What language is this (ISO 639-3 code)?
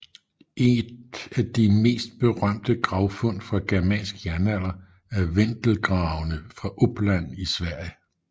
dan